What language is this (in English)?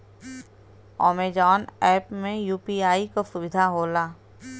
Bhojpuri